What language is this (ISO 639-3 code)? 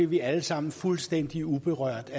dan